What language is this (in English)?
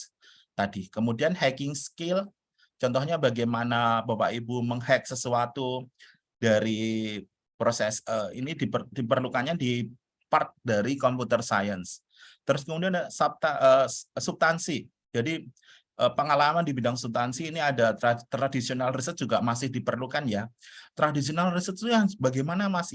Indonesian